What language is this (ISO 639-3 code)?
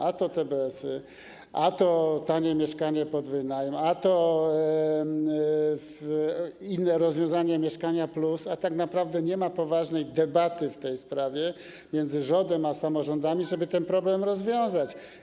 pol